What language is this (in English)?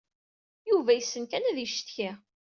Kabyle